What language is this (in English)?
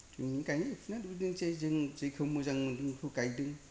Bodo